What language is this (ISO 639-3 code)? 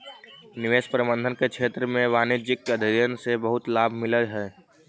mag